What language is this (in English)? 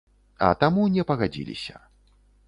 Belarusian